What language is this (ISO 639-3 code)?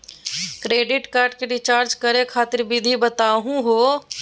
mag